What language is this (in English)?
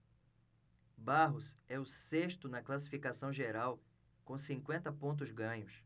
Portuguese